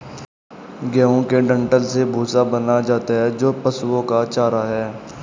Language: Hindi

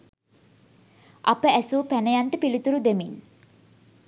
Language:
Sinhala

